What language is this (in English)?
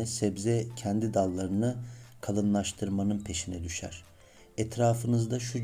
Turkish